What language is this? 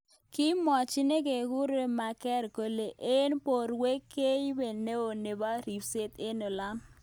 Kalenjin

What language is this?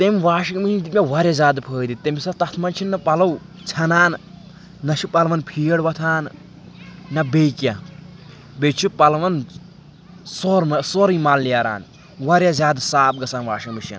Kashmiri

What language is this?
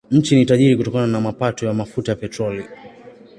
Swahili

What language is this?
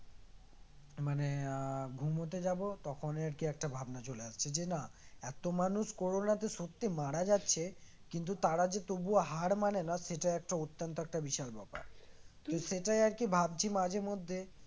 Bangla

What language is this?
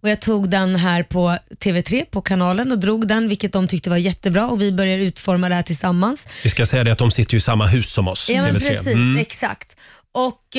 Swedish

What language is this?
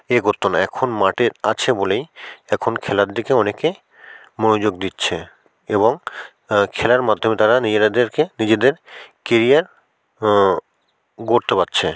Bangla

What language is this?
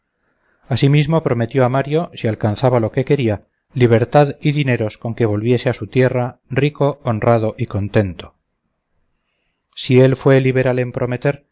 Spanish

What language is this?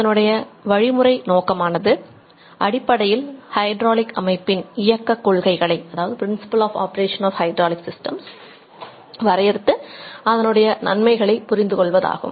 Tamil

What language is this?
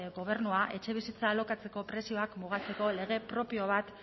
Basque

